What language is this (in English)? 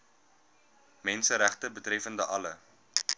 Afrikaans